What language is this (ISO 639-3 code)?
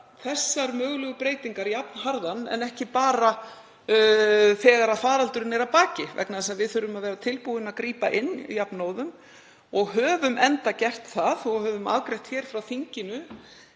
isl